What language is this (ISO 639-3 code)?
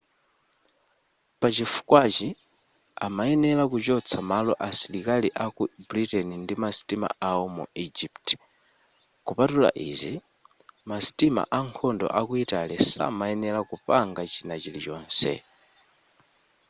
nya